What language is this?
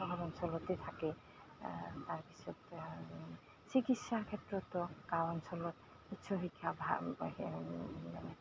Assamese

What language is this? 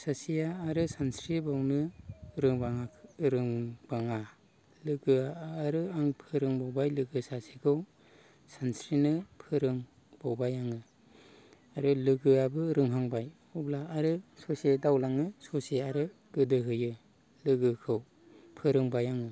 Bodo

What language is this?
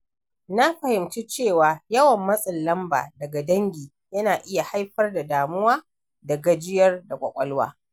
Hausa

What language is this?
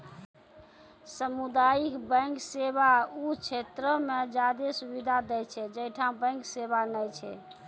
Maithili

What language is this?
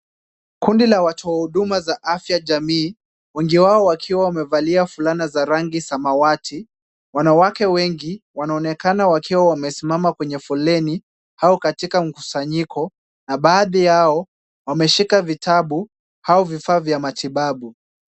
Swahili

